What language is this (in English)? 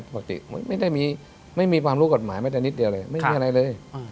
Thai